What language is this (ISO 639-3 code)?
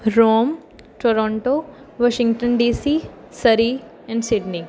pan